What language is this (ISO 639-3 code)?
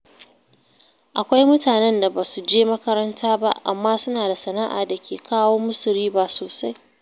hau